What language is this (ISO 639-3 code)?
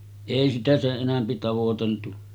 fin